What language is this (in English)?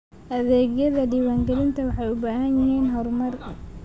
Somali